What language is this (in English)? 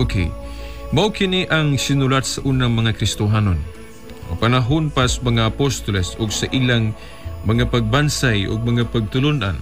Filipino